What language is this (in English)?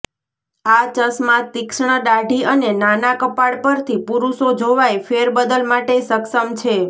Gujarati